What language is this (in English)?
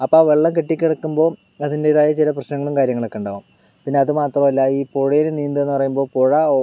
Malayalam